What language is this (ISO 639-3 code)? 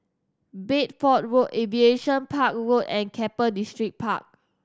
eng